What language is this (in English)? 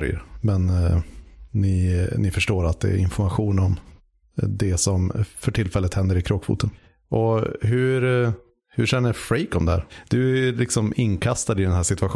Swedish